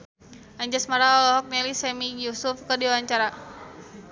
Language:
Sundanese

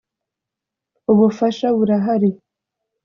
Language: Kinyarwanda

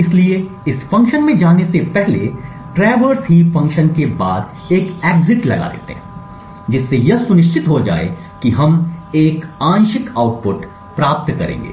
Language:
Hindi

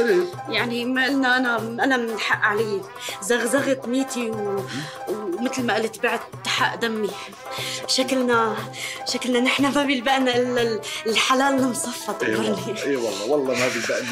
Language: Arabic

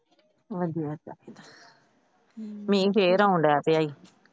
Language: Punjabi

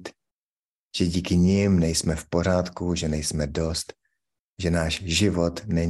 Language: Czech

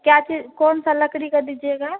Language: Hindi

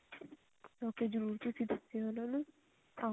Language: Punjabi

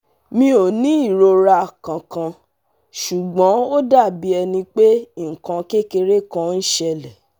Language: Yoruba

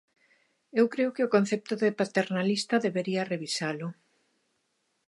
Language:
Galician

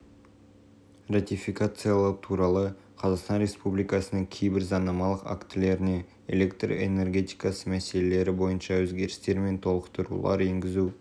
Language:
Kazakh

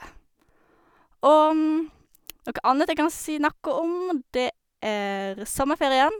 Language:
Norwegian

